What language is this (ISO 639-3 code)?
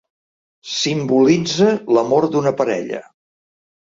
cat